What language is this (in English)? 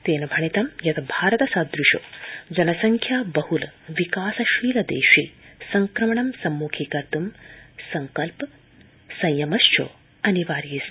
Sanskrit